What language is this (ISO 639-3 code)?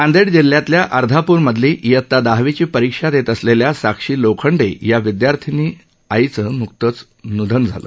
mar